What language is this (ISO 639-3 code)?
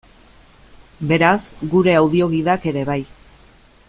eus